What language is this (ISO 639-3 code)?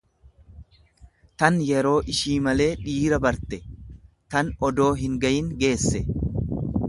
orm